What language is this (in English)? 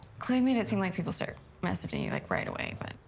English